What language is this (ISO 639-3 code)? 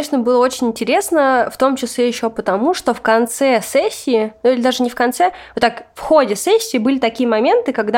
rus